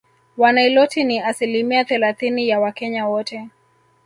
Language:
Swahili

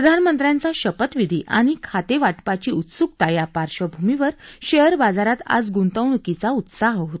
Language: Marathi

